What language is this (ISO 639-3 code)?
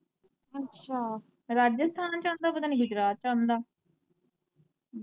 pan